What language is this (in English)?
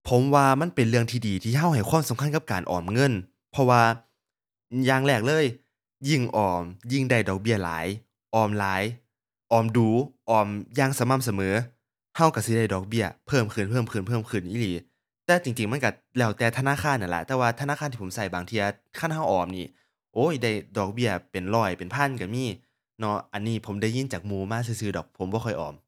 Thai